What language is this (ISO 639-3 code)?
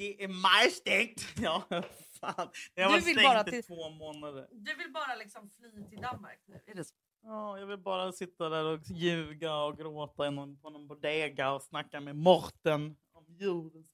swe